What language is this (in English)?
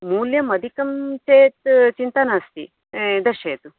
Sanskrit